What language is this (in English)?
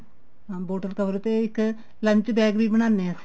Punjabi